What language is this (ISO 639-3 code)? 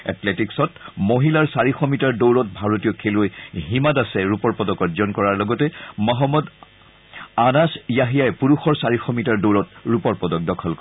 asm